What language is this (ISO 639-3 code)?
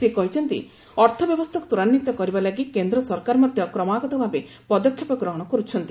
ori